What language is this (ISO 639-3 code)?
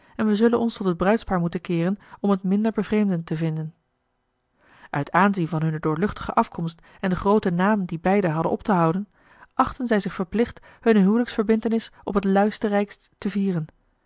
nld